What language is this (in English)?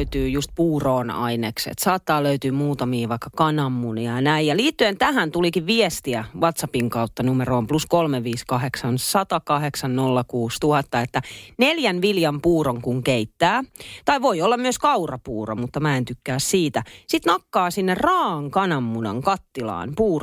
Finnish